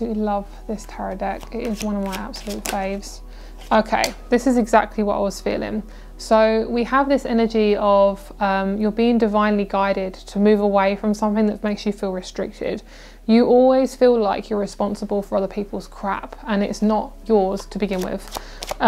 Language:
English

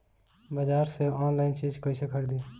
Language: Bhojpuri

